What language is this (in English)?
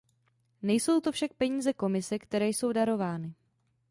Czech